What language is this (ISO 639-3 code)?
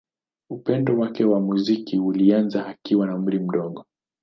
swa